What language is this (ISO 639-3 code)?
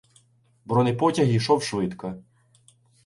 ukr